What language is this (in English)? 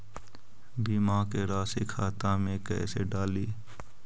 Magahi